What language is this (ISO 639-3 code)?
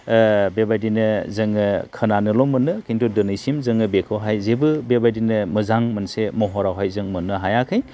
brx